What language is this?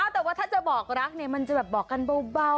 Thai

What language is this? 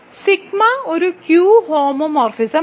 Malayalam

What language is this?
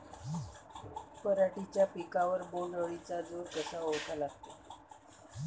Marathi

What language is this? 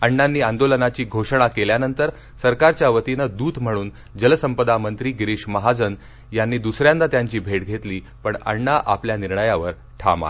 Marathi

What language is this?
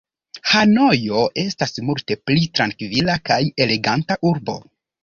Esperanto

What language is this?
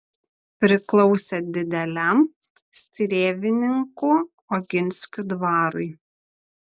Lithuanian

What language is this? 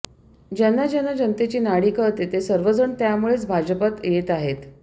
Marathi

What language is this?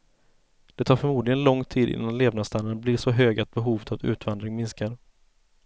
Swedish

